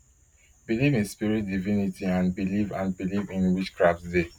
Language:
Nigerian Pidgin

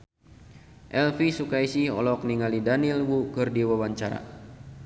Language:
Sundanese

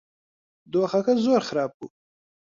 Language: Central Kurdish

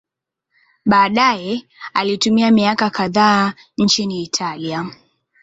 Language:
Swahili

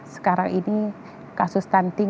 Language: Indonesian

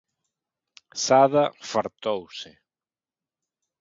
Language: Galician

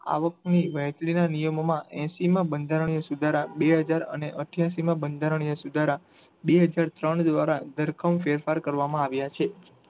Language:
Gujarati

